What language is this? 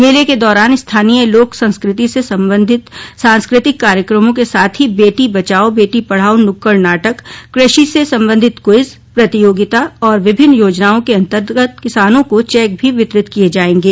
Hindi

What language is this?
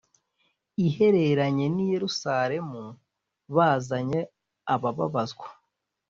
Kinyarwanda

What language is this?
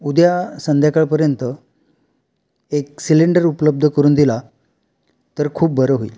Marathi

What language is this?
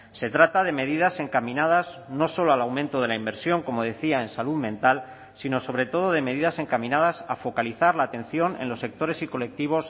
Spanish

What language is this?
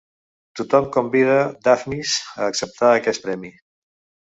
Catalan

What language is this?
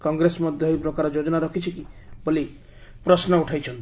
Odia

